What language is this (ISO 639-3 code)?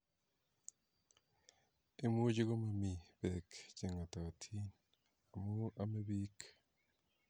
kln